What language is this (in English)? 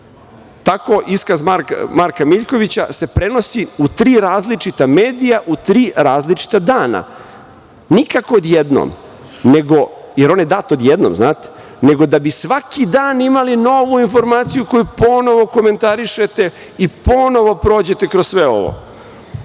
Serbian